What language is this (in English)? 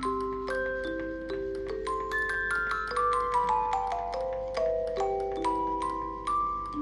English